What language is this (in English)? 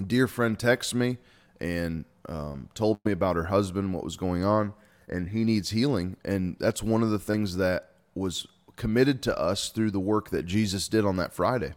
English